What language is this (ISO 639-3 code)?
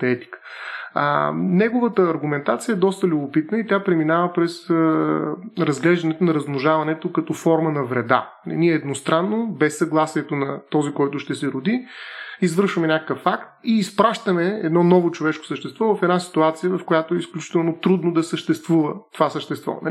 bul